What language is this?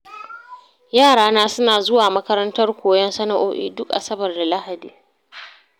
Hausa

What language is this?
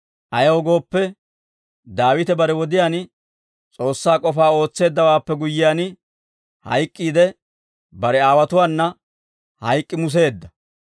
Dawro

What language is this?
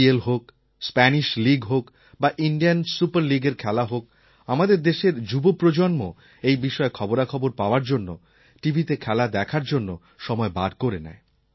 Bangla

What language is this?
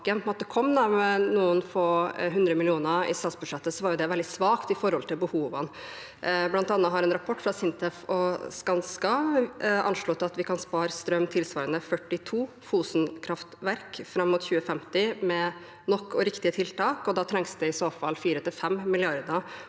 Norwegian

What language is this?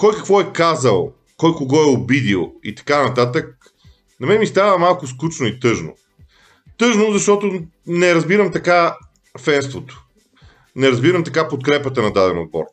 Bulgarian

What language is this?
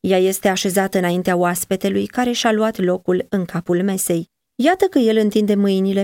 Romanian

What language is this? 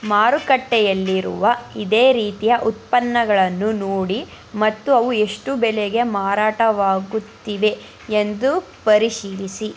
Kannada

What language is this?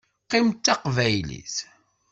Kabyle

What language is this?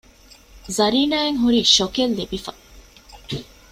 Divehi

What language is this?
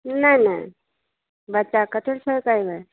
Maithili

